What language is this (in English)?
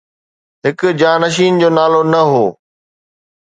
Sindhi